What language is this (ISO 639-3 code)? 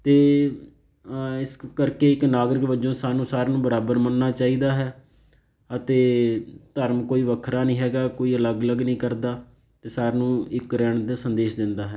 pan